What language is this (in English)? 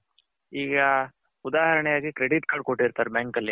Kannada